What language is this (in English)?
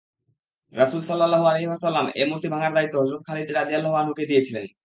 Bangla